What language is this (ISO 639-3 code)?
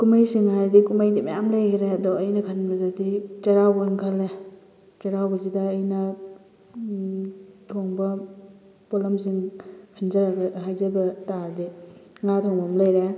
mni